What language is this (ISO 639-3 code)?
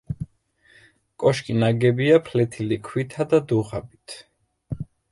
kat